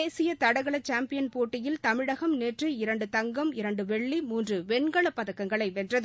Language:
Tamil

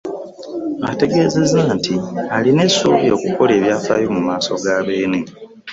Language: Ganda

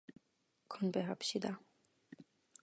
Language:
Korean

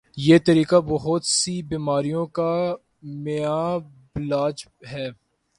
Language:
Urdu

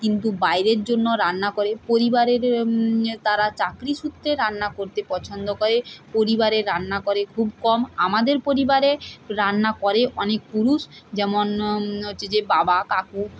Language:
Bangla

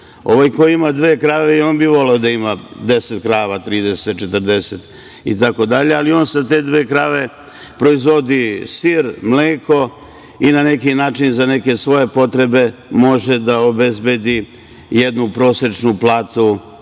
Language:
Serbian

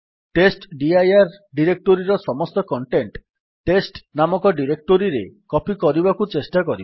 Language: Odia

